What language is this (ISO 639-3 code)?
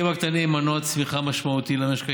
heb